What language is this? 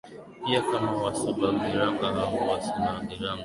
Swahili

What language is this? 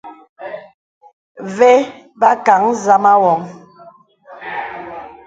Bebele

